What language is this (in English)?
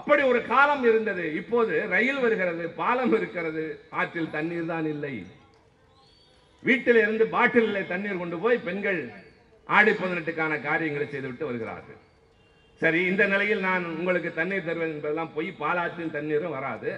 Tamil